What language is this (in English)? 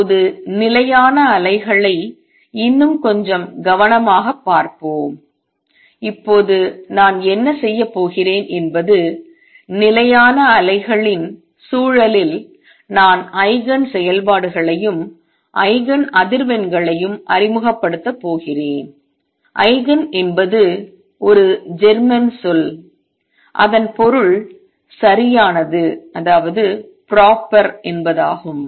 Tamil